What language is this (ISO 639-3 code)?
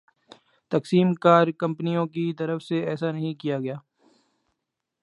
urd